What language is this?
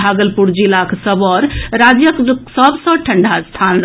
Maithili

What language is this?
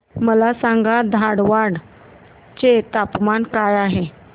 Marathi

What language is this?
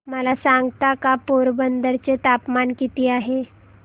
Marathi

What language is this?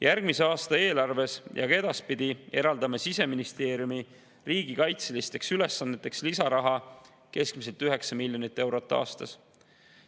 Estonian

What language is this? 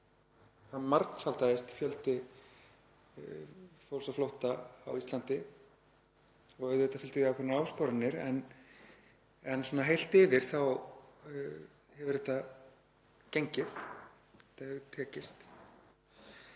Icelandic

